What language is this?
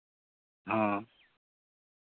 Santali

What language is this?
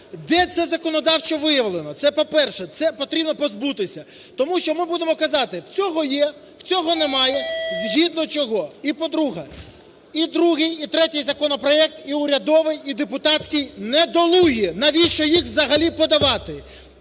Ukrainian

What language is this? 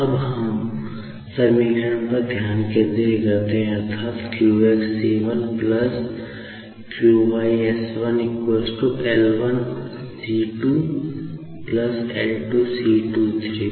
Hindi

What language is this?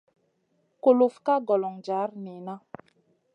Masana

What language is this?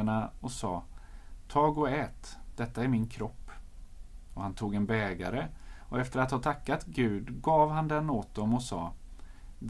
Swedish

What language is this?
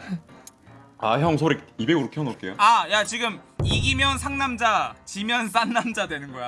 Korean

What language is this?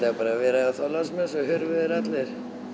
Icelandic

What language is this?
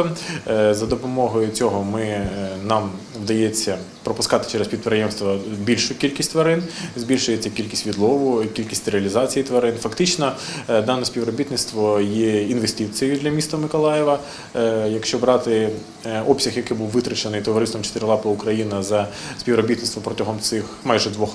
Ukrainian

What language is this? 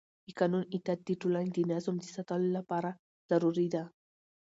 Pashto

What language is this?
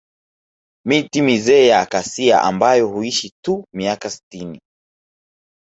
Swahili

